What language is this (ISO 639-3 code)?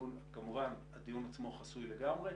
heb